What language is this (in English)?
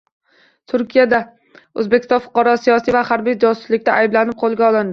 Uzbek